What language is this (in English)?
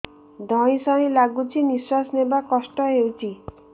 Odia